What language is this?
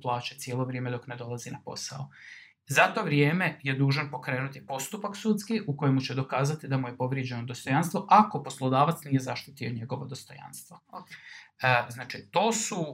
Croatian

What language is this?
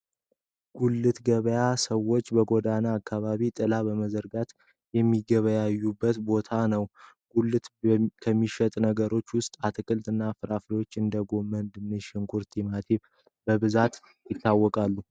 Amharic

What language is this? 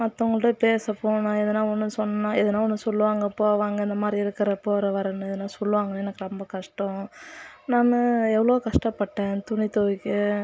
Tamil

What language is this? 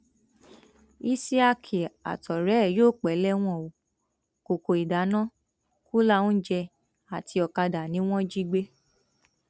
Yoruba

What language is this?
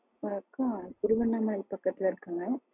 Tamil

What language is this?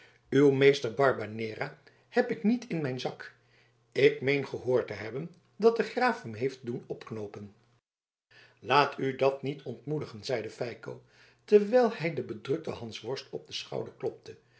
Dutch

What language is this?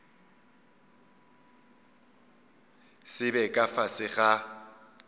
Northern Sotho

